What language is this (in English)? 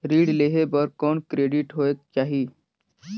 Chhattisgarhi